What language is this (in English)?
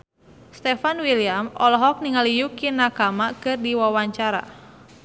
Sundanese